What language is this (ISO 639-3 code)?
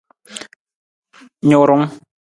nmz